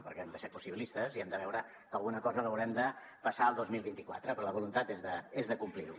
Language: Catalan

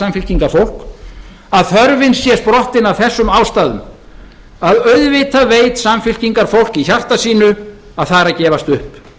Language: Icelandic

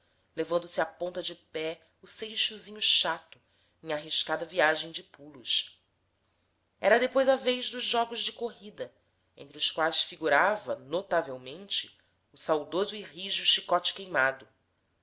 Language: Portuguese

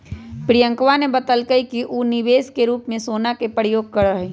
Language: Magahi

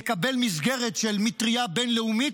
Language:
Hebrew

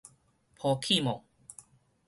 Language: Min Nan Chinese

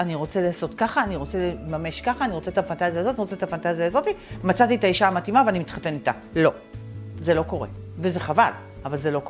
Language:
Hebrew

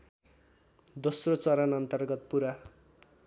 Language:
Nepali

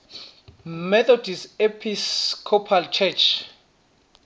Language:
Swati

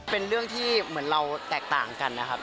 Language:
Thai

